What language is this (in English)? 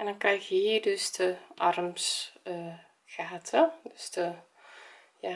Dutch